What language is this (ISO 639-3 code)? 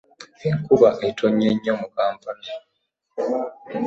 lug